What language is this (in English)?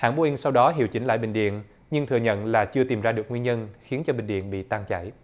Vietnamese